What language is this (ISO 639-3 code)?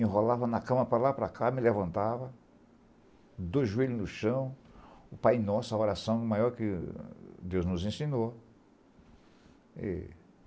por